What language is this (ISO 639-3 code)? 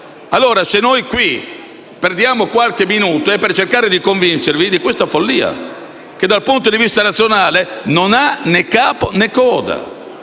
ita